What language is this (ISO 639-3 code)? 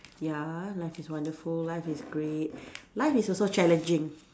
eng